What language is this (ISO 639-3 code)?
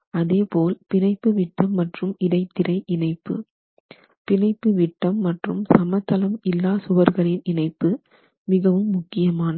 tam